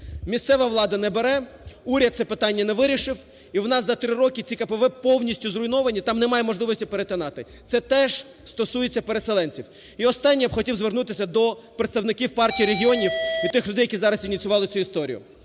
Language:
Ukrainian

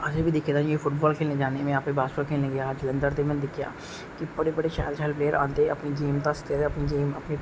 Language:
Dogri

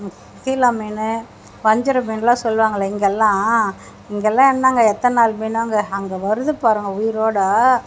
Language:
Tamil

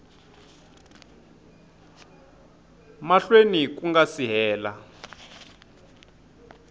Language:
Tsonga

